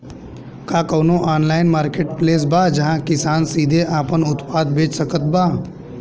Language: Bhojpuri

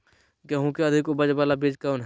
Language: Magahi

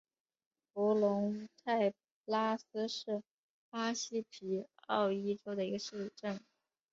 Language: Chinese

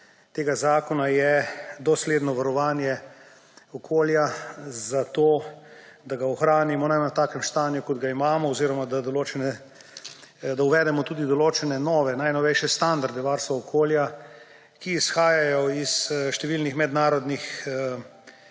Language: Slovenian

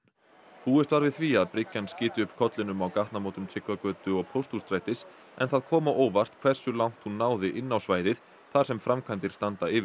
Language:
Icelandic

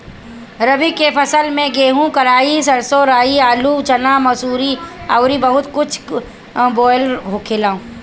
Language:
Bhojpuri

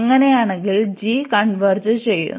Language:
Malayalam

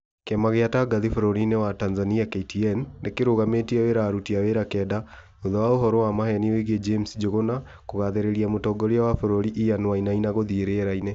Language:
Kikuyu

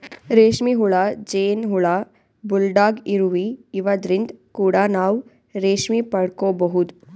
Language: Kannada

